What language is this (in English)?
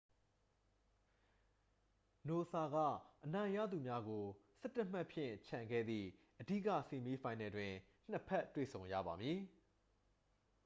Burmese